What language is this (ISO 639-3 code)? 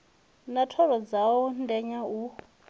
ven